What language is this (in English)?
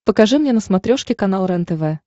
Russian